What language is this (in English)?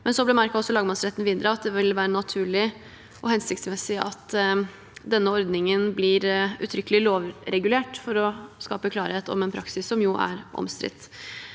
Norwegian